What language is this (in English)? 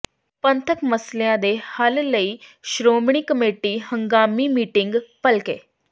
Punjabi